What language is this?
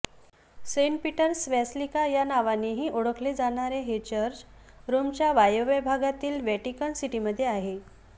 Marathi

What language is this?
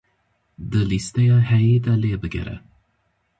Kurdish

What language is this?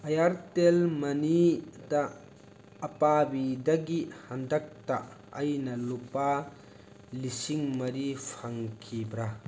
Manipuri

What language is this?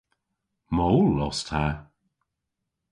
Cornish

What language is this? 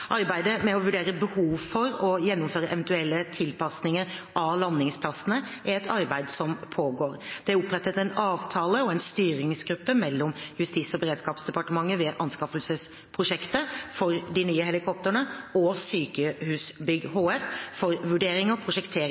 Norwegian Bokmål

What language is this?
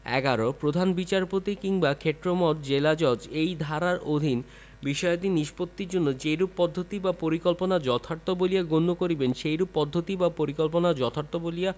Bangla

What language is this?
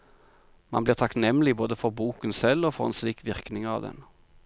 Norwegian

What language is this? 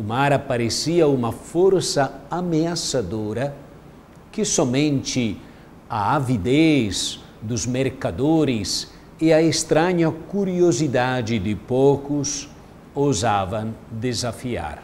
Portuguese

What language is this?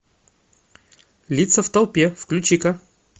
Russian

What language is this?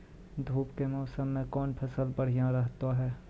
Maithili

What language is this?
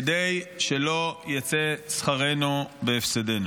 Hebrew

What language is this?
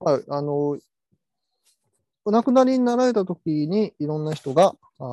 Japanese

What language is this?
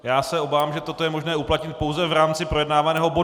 Czech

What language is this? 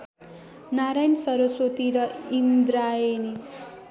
Nepali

